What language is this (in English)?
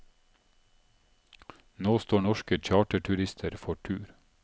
Norwegian